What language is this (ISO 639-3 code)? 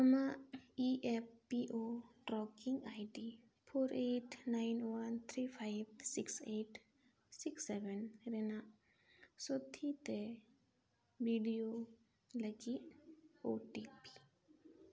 sat